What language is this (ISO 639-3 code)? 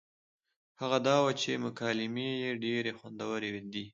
pus